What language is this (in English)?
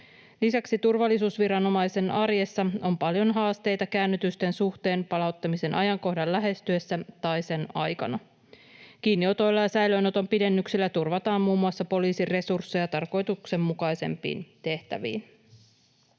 Finnish